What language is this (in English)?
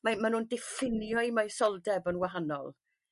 Welsh